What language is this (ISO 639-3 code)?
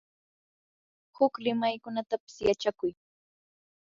qur